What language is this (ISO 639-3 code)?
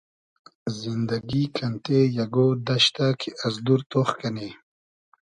haz